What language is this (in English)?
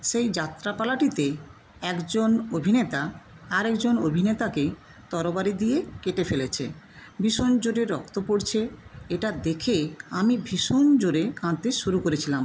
Bangla